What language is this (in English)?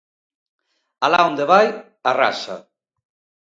Galician